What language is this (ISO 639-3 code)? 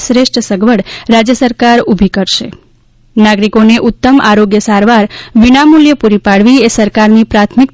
guj